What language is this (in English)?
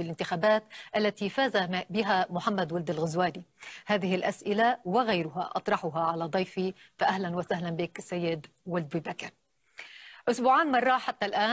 Arabic